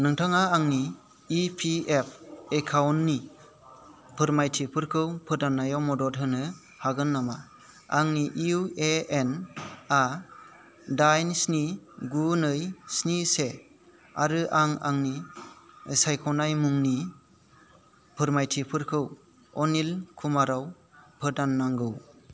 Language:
Bodo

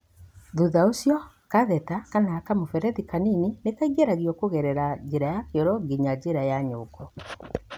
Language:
Kikuyu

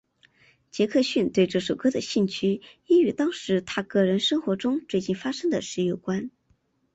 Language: Chinese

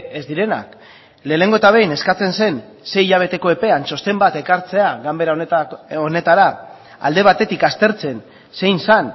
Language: Basque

